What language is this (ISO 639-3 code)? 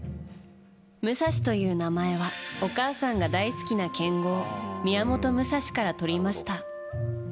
jpn